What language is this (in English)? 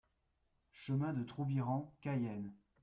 French